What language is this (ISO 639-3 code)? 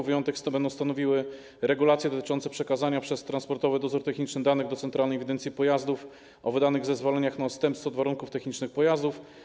pol